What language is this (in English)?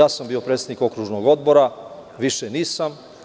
Serbian